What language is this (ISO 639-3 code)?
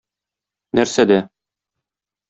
tat